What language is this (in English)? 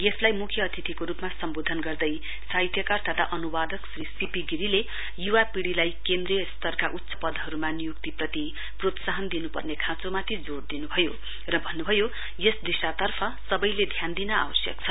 Nepali